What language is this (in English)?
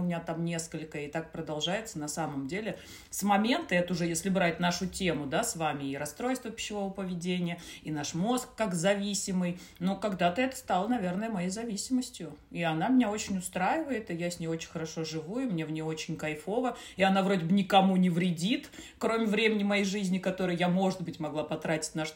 Russian